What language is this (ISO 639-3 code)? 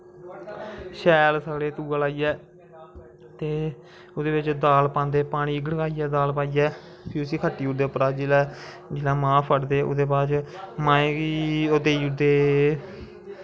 doi